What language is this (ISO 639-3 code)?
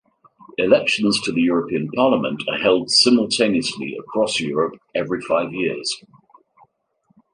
eng